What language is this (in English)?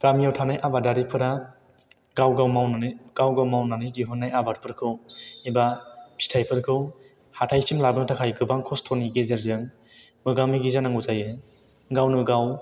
Bodo